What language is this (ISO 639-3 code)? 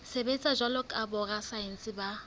sot